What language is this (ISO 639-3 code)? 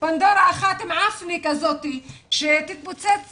heb